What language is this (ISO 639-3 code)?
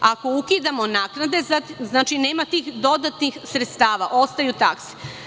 srp